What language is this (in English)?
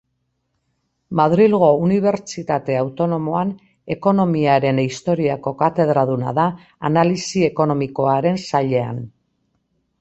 Basque